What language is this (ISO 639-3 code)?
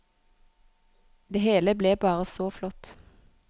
nor